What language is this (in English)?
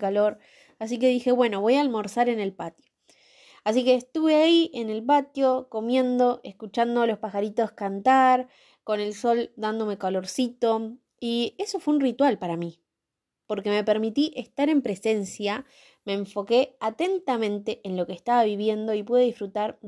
Spanish